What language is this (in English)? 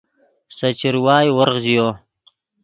Yidgha